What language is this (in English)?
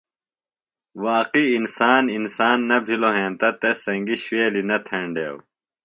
Phalura